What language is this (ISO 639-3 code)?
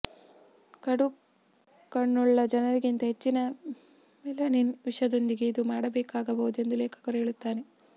kan